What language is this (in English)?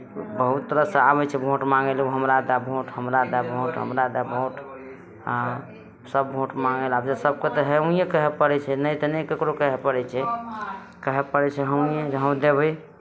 Maithili